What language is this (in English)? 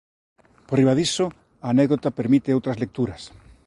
Galician